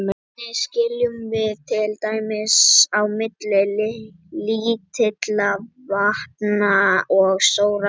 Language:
Icelandic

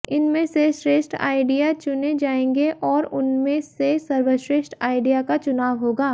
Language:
Hindi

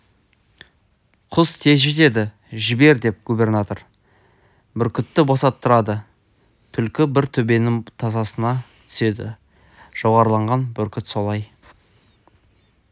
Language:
Kazakh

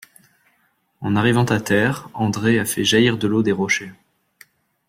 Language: French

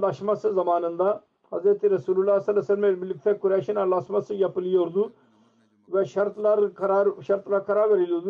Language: Turkish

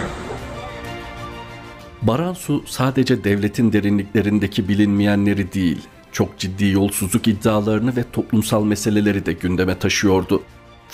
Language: Turkish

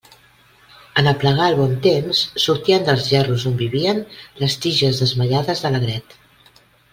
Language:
Catalan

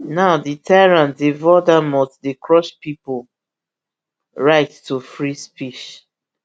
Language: Nigerian Pidgin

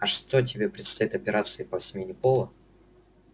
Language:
Russian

